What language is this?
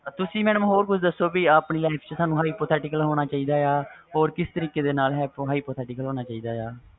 Punjabi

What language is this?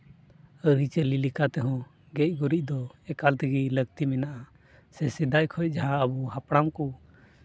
Santali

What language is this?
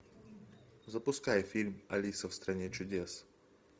Russian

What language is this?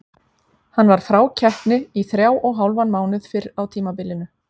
Icelandic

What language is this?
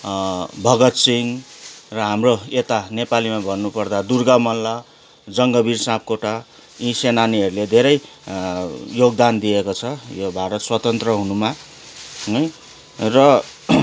Nepali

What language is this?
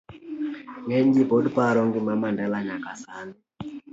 Luo (Kenya and Tanzania)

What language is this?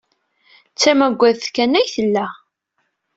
Kabyle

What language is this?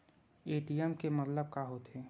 Chhattisgarhi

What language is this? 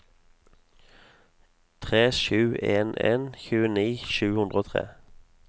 Norwegian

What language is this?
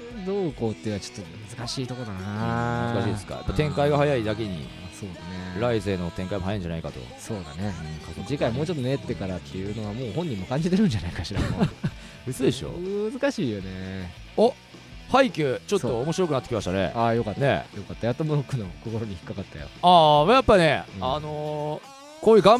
Japanese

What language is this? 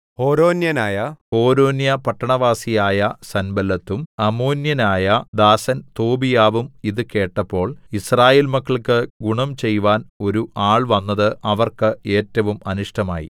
Malayalam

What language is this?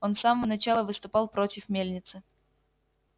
Russian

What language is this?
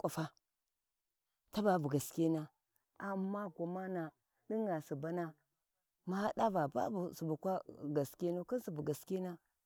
Warji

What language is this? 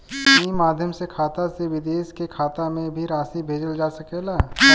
Bhojpuri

